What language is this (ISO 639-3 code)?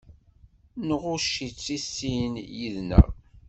kab